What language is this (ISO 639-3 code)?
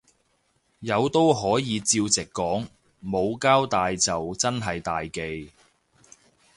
yue